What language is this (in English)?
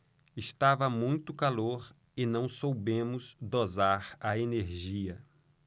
Portuguese